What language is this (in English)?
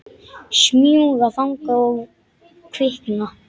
Icelandic